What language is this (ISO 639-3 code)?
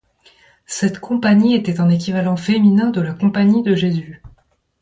fra